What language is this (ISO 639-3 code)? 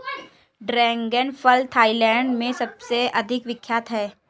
hin